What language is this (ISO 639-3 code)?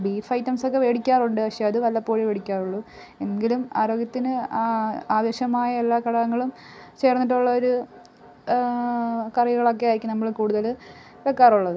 mal